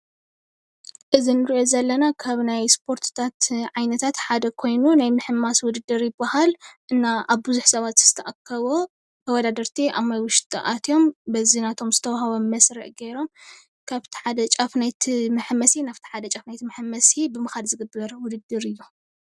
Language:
Tigrinya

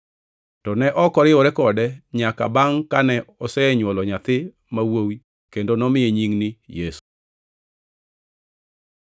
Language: Luo (Kenya and Tanzania)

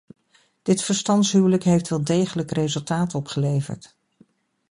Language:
Dutch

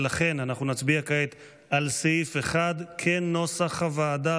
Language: Hebrew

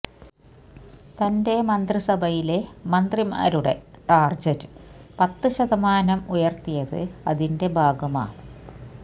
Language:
Malayalam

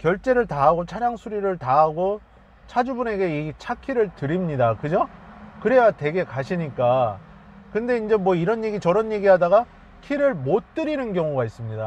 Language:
Korean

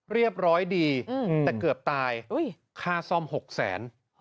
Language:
Thai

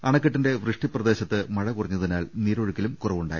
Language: Malayalam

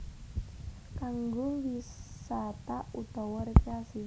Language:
Javanese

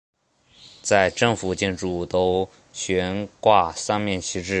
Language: Chinese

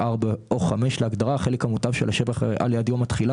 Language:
Hebrew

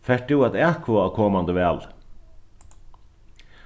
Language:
Faroese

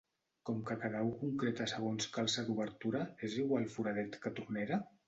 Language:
Catalan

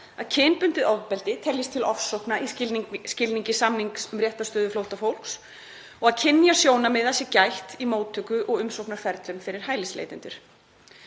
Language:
Icelandic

